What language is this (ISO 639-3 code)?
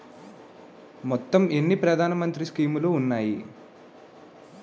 tel